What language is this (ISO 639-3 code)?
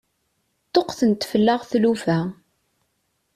kab